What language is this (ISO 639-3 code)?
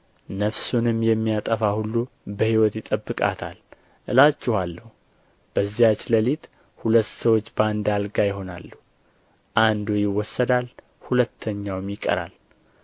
amh